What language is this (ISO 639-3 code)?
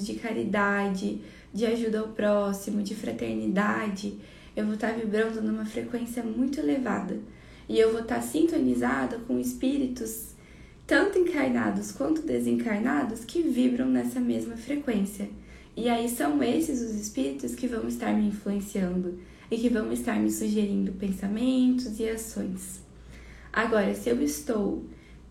por